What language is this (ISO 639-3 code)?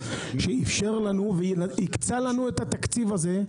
heb